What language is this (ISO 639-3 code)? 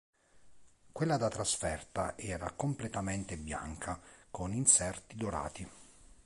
ita